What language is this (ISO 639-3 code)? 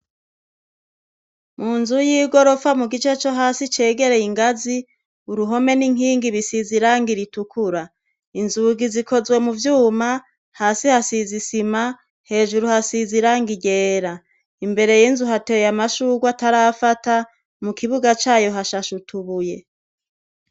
run